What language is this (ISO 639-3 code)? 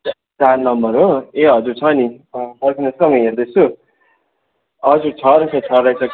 nep